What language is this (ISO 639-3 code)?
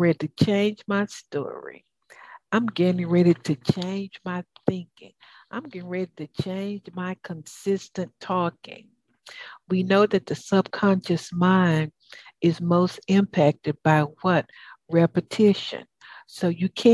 eng